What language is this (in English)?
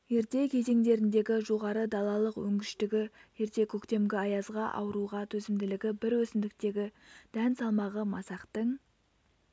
Kazakh